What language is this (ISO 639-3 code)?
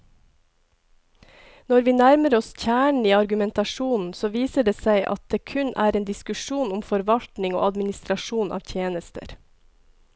nor